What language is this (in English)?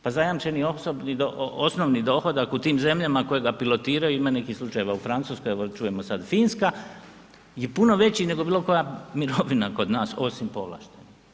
Croatian